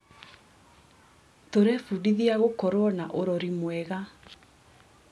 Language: Kikuyu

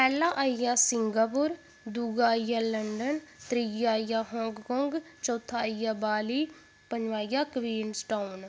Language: Dogri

